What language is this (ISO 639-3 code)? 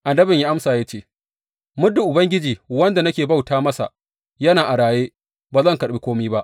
hau